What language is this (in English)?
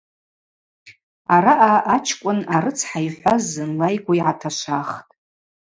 Abaza